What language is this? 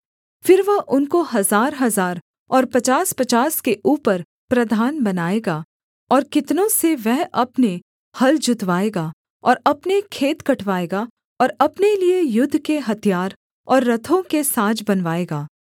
Hindi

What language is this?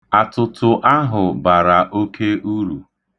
Igbo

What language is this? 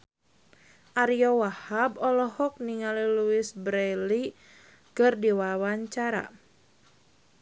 Sundanese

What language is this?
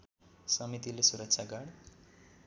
Nepali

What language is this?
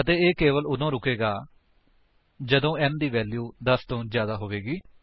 Punjabi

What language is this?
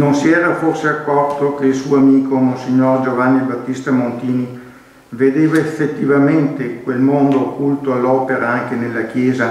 Italian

